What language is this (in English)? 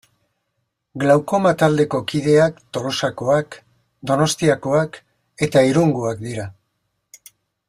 Basque